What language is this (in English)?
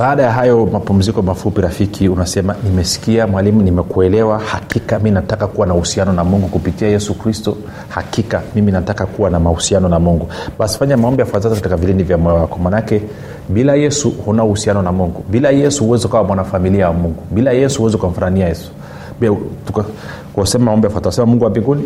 Swahili